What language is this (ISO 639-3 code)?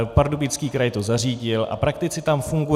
ces